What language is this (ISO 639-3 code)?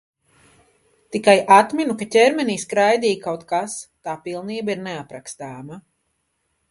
lav